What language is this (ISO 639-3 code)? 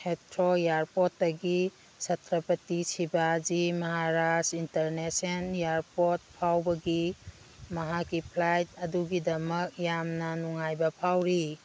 mni